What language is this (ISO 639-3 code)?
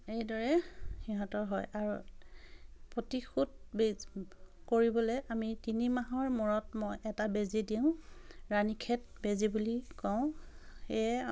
asm